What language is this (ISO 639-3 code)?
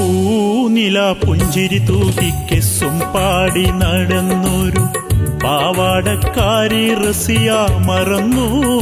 mal